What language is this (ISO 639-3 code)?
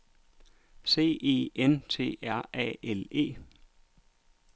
dan